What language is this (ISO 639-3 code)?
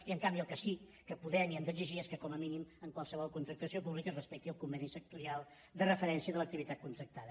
cat